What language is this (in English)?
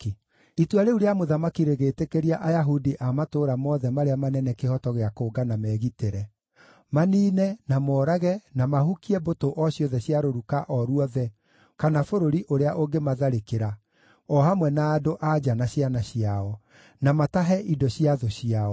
Kikuyu